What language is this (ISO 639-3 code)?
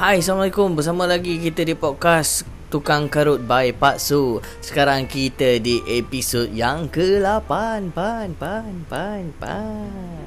msa